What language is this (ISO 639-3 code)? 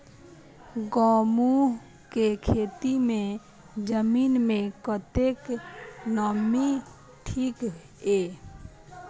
mai